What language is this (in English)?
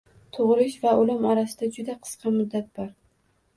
Uzbek